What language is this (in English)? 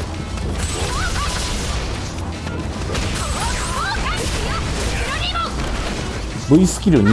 Japanese